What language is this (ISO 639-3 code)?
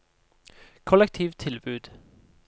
nor